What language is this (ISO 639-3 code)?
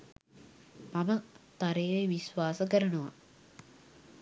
sin